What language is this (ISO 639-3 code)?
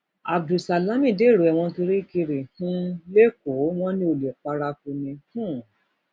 yor